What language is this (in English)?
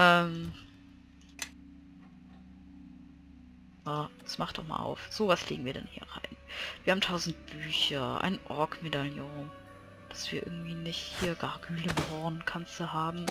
German